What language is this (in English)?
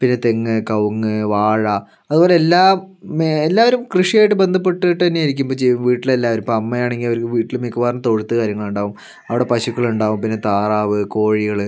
Malayalam